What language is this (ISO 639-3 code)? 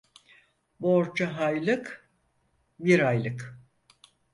tur